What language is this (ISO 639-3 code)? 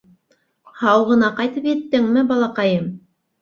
bak